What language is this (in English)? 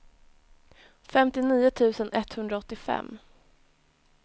Swedish